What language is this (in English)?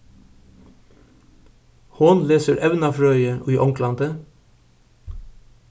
Faroese